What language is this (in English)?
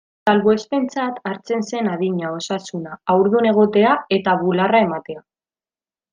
Basque